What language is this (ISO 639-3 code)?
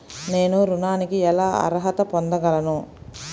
tel